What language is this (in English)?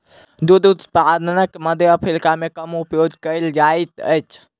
Maithili